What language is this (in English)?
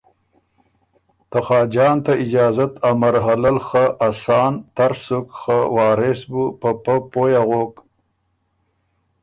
Ormuri